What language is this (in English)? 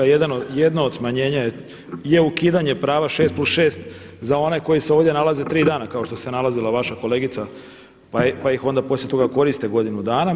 Croatian